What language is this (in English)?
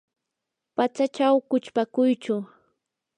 Yanahuanca Pasco Quechua